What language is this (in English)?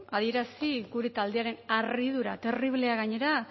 Basque